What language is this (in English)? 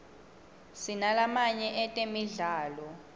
Swati